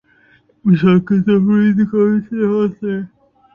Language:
Urdu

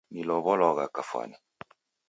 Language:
Taita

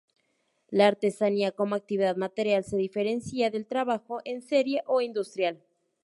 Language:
Spanish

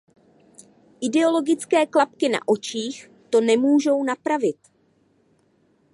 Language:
Czech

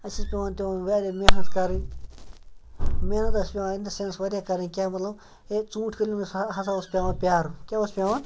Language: Kashmiri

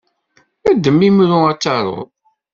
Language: Kabyle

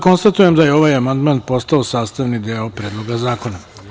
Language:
Serbian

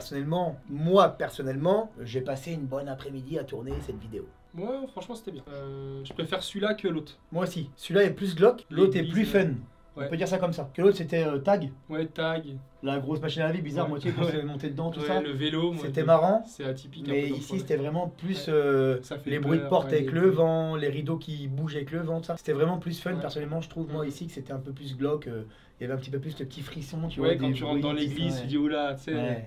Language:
French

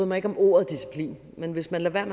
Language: Danish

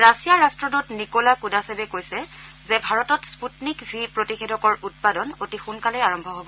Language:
Assamese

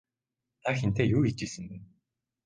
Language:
Mongolian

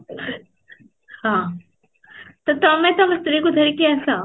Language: Odia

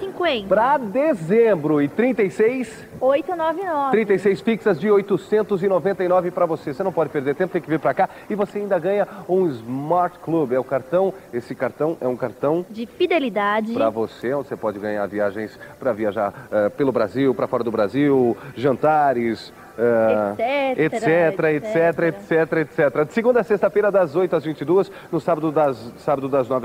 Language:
Portuguese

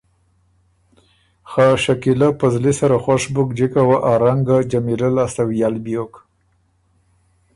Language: Ormuri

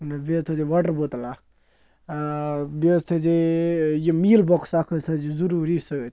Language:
Kashmiri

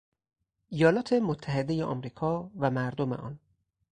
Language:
Persian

